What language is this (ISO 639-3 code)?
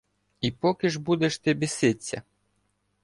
ukr